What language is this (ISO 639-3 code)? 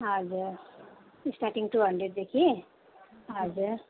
nep